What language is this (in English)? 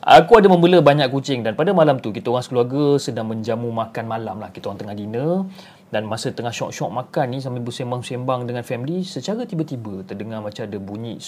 Malay